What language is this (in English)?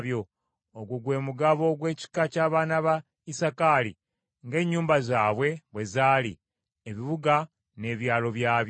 Ganda